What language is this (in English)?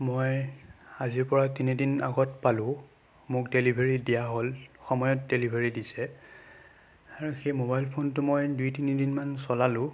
Assamese